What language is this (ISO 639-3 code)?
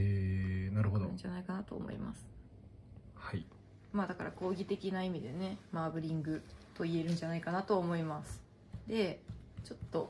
jpn